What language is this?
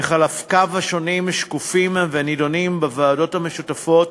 Hebrew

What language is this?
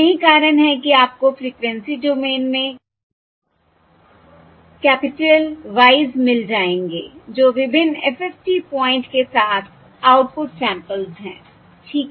Hindi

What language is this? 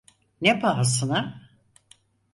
Turkish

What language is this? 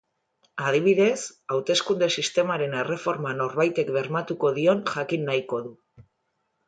Basque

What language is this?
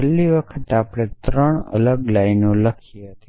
Gujarati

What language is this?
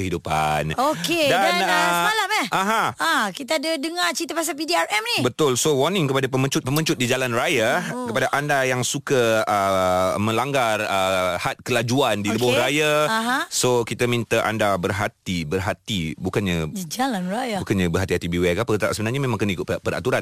Malay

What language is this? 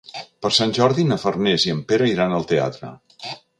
Catalan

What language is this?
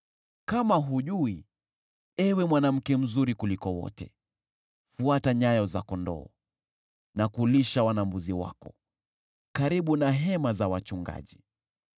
Swahili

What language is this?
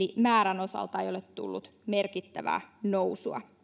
Finnish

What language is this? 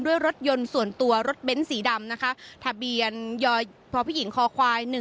Thai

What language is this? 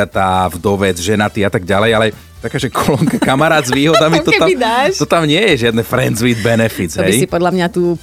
Slovak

